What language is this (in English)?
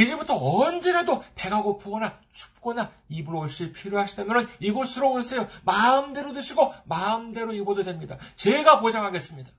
Korean